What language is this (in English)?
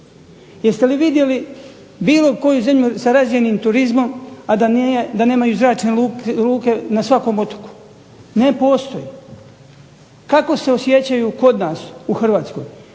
Croatian